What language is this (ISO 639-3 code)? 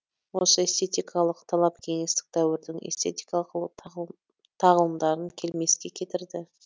kaz